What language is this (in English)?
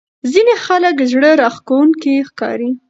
Pashto